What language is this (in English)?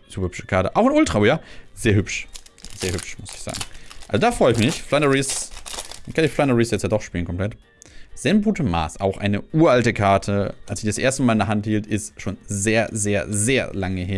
German